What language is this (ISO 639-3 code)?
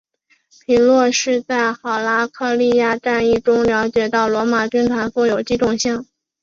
zho